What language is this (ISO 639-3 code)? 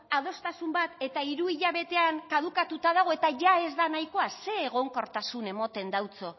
eus